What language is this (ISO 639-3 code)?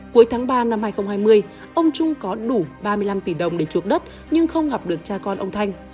vie